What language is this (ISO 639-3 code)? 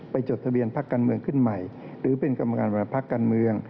tha